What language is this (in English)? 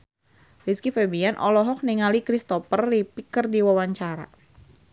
Sundanese